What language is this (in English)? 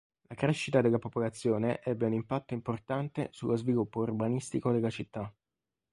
Italian